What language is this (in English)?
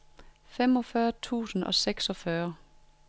Danish